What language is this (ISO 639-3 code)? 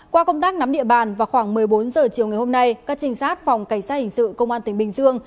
vie